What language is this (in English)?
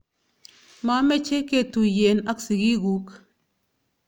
Kalenjin